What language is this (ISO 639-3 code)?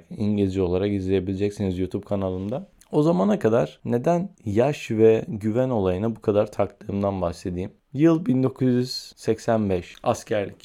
tur